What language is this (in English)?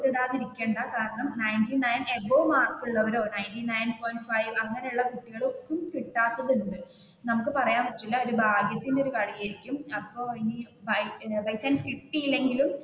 Malayalam